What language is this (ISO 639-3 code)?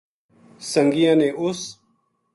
gju